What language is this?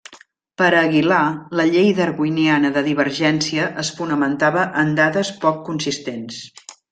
Catalan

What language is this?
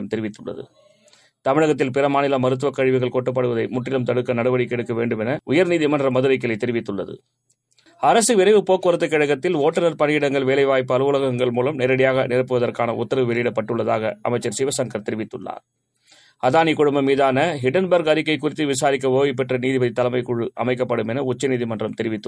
Tamil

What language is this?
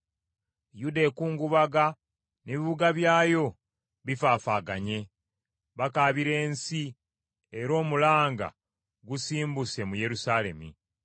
Ganda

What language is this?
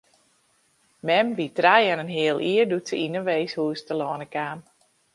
Western Frisian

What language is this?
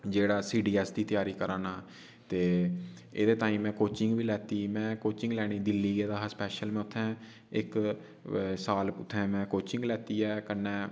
Dogri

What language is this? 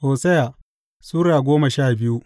Hausa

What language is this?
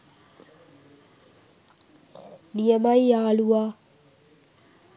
Sinhala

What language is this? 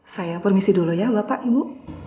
Indonesian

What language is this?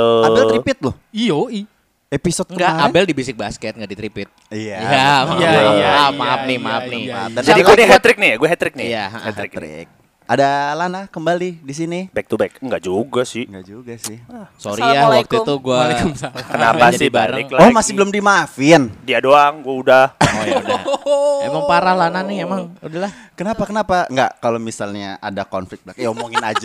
Indonesian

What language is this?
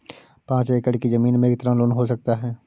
Hindi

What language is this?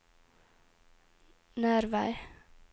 Norwegian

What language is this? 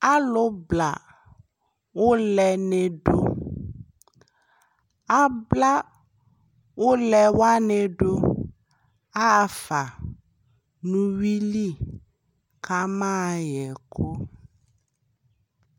Ikposo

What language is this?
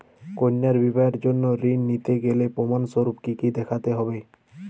Bangla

